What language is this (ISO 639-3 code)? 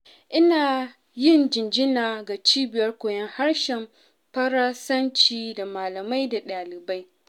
hau